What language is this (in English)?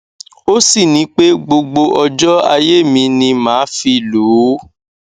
Yoruba